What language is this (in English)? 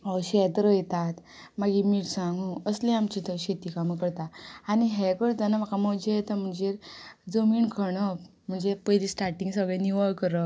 Konkani